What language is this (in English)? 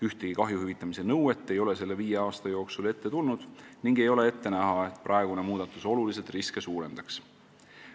Estonian